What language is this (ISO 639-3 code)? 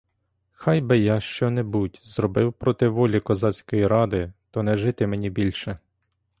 ukr